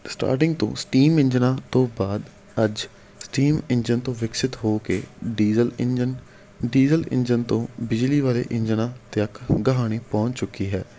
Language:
Punjabi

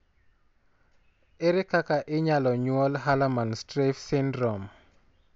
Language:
Luo (Kenya and Tanzania)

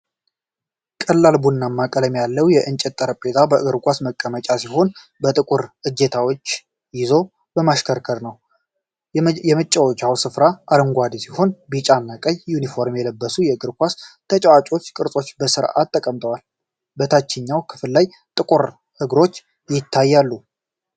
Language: Amharic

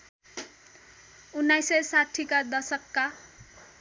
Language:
Nepali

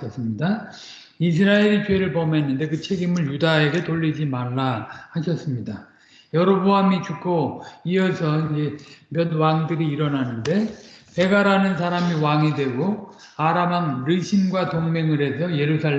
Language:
Korean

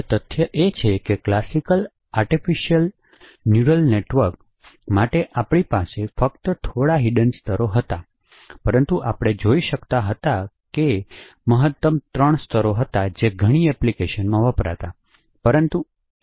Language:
Gujarati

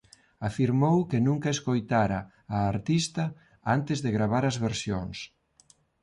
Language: Galician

